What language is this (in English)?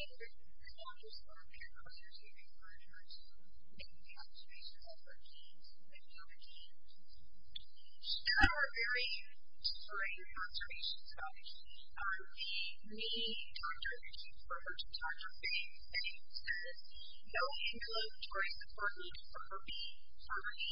English